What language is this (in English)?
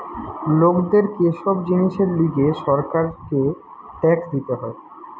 Bangla